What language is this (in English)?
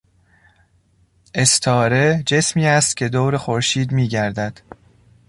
Persian